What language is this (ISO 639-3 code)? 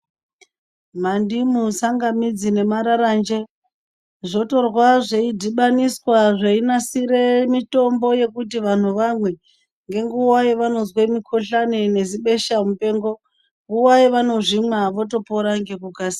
ndc